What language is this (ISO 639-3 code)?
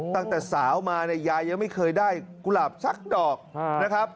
tha